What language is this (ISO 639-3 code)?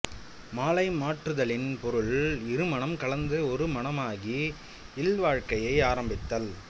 tam